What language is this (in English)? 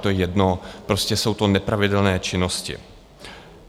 Czech